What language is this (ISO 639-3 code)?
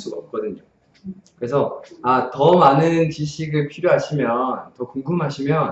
kor